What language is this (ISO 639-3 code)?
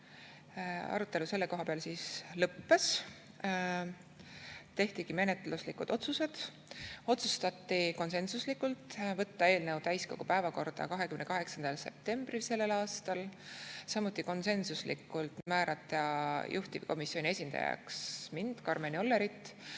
est